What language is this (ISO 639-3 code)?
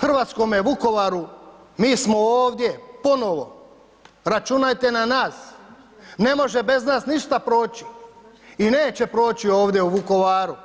hrv